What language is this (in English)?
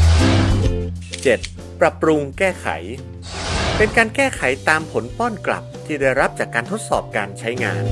Thai